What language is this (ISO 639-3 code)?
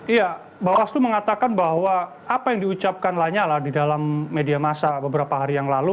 ind